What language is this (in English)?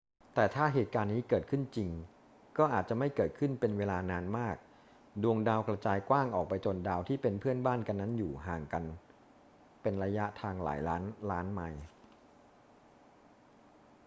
Thai